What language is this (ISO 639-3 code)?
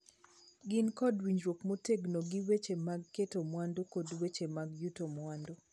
luo